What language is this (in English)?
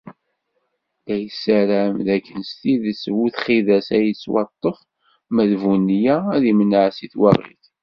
Kabyle